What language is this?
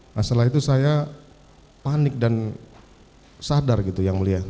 Indonesian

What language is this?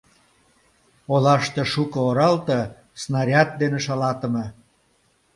Mari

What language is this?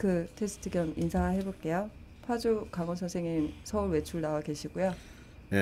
Korean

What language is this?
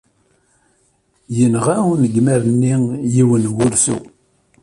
Kabyle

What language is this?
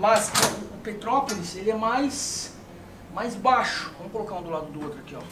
Portuguese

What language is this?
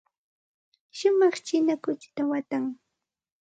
Santa Ana de Tusi Pasco Quechua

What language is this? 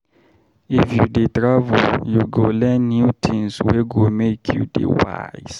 Nigerian Pidgin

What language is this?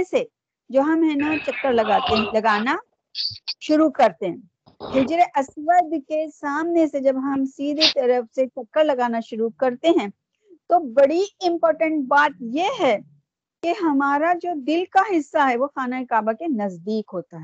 Urdu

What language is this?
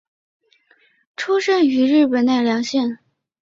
Chinese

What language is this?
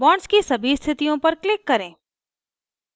Hindi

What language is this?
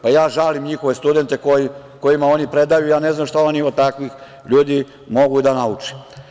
Serbian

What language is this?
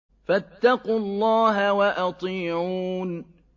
Arabic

